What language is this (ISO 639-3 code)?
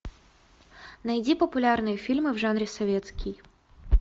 rus